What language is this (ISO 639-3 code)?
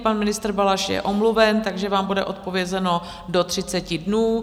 ces